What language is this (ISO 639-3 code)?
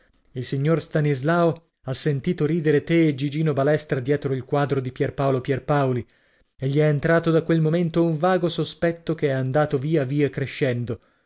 ita